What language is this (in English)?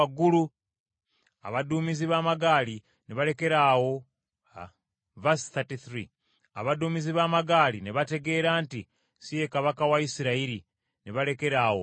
Ganda